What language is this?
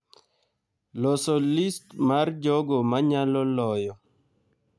Luo (Kenya and Tanzania)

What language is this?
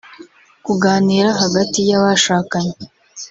Kinyarwanda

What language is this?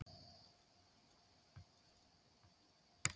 Icelandic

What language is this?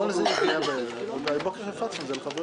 Hebrew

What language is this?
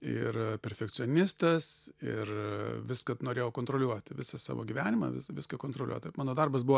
Lithuanian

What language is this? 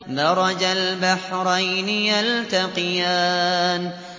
Arabic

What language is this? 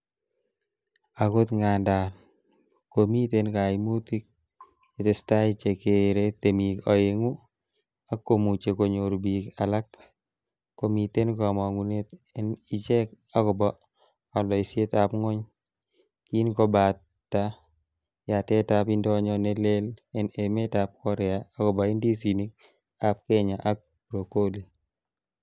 Kalenjin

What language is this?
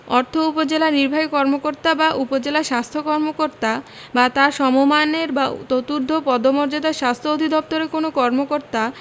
Bangla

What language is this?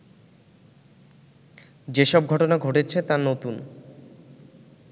Bangla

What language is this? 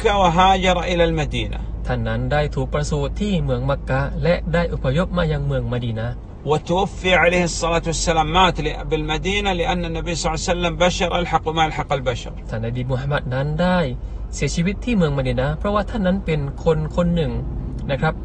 Thai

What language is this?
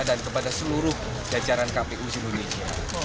Indonesian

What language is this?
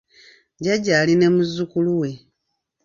Ganda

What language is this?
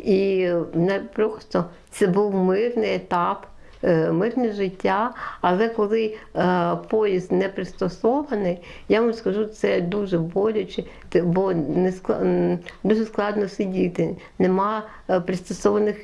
Ukrainian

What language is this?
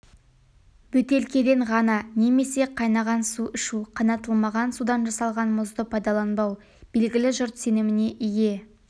Kazakh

